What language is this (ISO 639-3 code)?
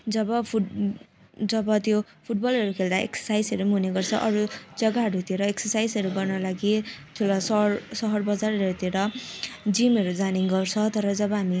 nep